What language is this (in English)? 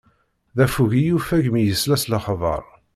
Kabyle